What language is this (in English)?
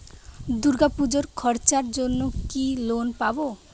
Bangla